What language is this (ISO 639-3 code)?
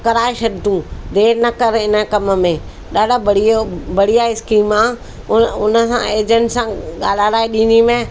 snd